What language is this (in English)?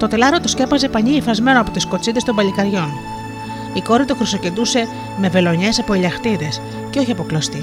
Greek